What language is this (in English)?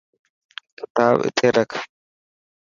Dhatki